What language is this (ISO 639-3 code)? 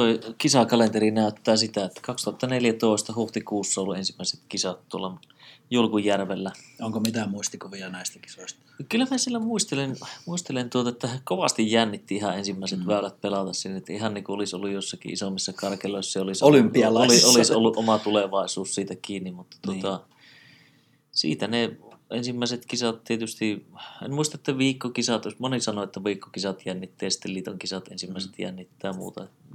fin